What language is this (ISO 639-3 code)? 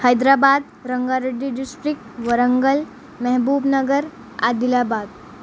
urd